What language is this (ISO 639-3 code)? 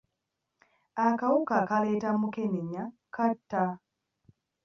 lug